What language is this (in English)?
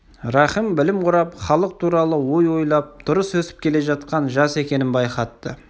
Kazakh